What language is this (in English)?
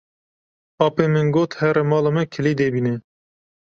Kurdish